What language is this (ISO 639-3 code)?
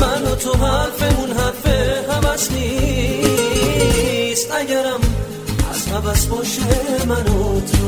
fas